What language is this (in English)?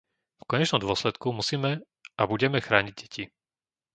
Slovak